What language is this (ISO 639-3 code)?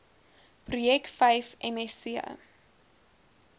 afr